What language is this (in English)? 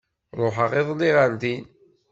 Kabyle